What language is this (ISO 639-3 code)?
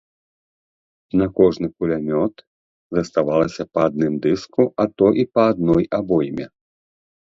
bel